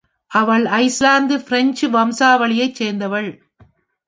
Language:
Tamil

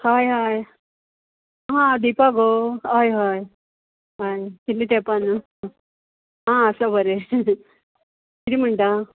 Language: Konkani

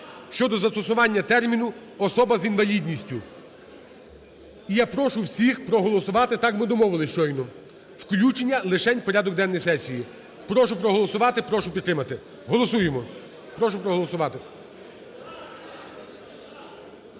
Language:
Ukrainian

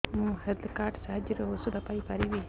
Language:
Odia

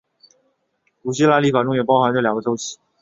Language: Chinese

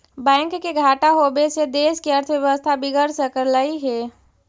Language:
Magahi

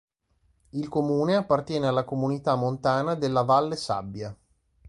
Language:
Italian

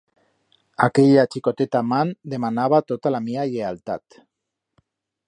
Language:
Aragonese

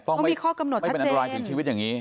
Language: Thai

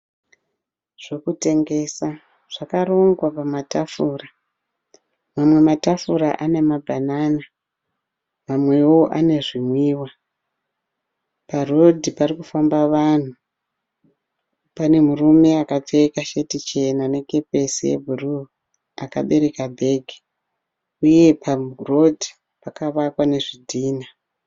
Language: Shona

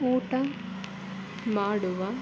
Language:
Kannada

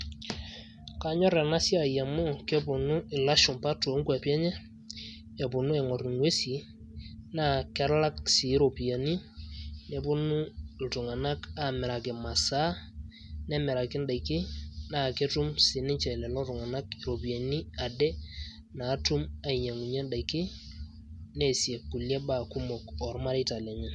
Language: Masai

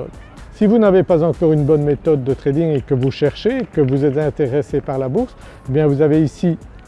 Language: French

